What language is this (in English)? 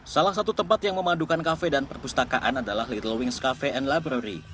Indonesian